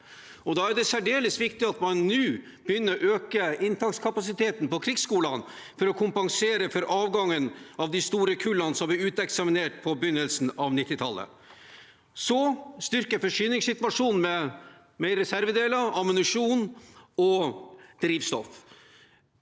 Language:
Norwegian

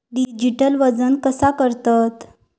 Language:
Marathi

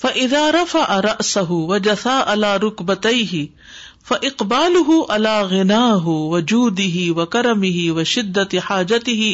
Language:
Urdu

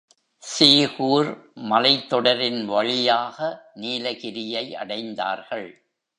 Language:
Tamil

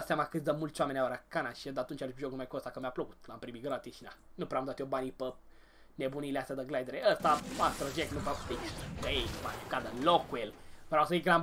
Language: Romanian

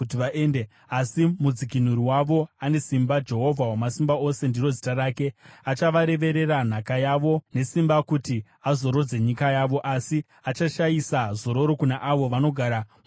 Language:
Shona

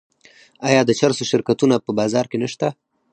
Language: Pashto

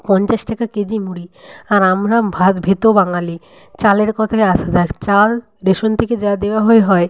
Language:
Bangla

